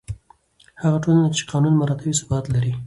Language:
Pashto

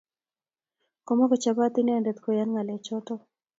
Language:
Kalenjin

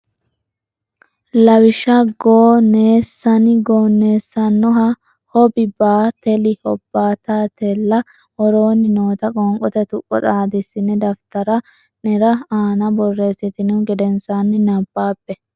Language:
Sidamo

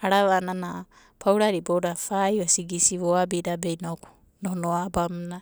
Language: Abadi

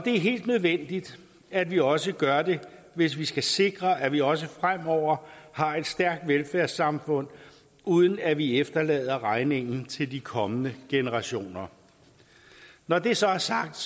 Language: Danish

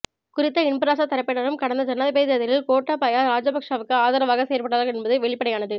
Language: Tamil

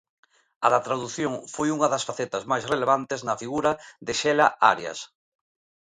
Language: Galician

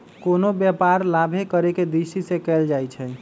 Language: Magahi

